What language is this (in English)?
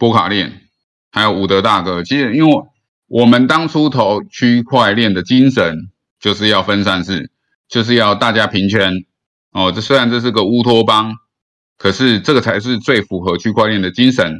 Chinese